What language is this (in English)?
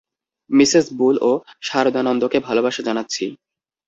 Bangla